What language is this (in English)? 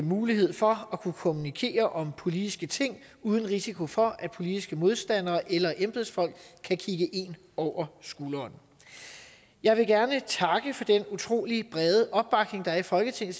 Danish